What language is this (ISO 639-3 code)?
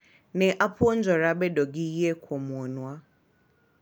luo